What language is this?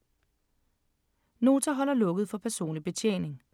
Danish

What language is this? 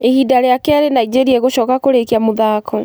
Kikuyu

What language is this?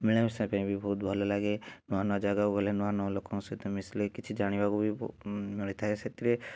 Odia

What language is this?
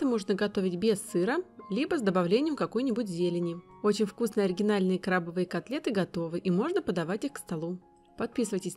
Russian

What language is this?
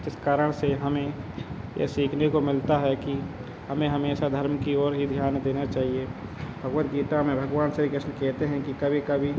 Hindi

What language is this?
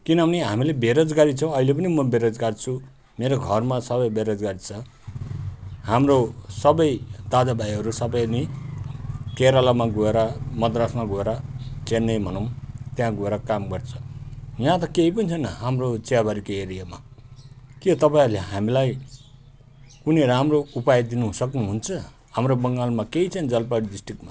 Nepali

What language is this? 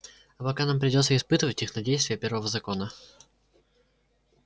Russian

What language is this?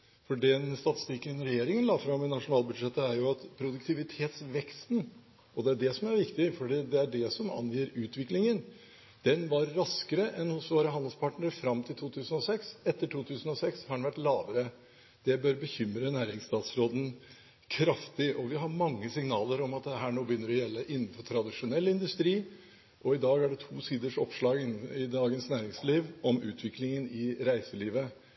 Norwegian Bokmål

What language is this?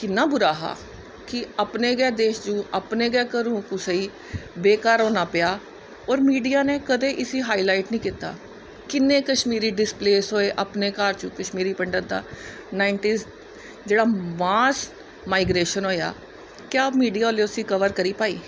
Dogri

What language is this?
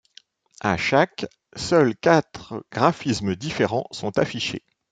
French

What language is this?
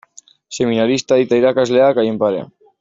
Basque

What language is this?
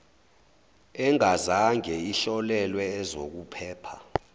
Zulu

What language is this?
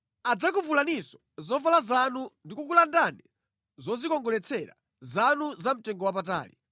Nyanja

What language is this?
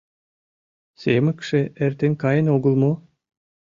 Mari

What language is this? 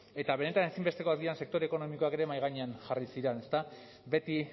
Basque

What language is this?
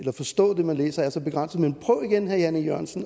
Danish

